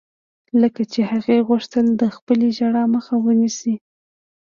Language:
Pashto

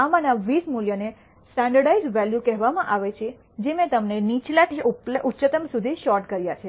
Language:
Gujarati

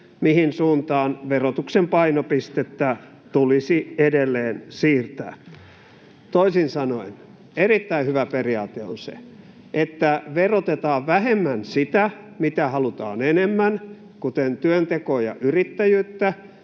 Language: Finnish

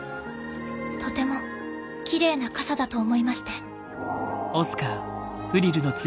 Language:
Japanese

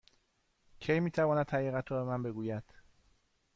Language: Persian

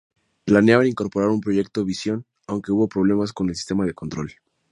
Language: Spanish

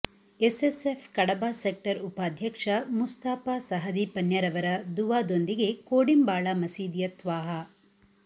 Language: Kannada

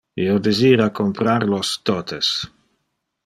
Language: Interlingua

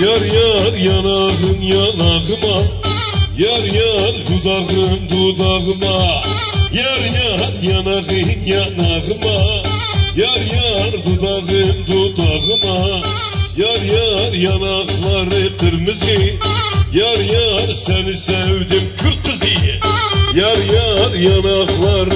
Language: Turkish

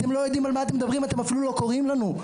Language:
Hebrew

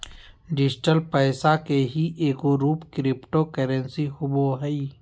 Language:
Magahi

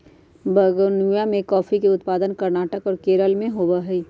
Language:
Magahi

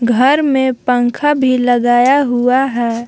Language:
Hindi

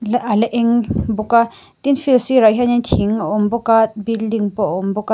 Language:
Mizo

